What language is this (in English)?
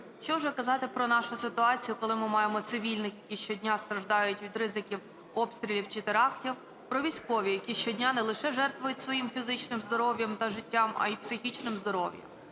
Ukrainian